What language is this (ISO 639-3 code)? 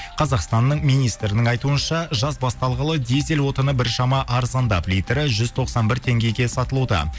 kaz